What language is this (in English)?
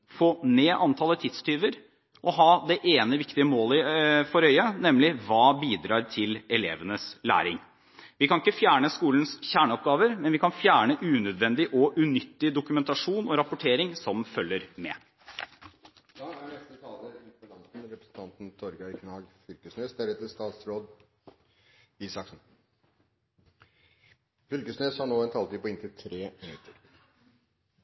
Norwegian